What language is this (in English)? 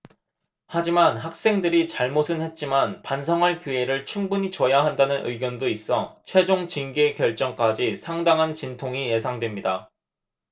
Korean